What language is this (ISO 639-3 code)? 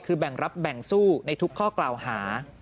tha